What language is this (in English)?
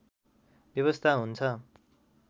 Nepali